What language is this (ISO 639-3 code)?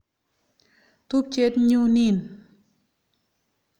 kln